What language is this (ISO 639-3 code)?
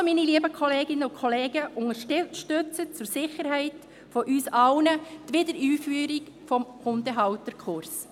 gsw